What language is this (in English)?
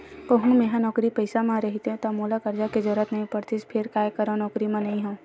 Chhattisgarhi